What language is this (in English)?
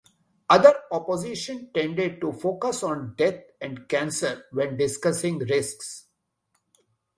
English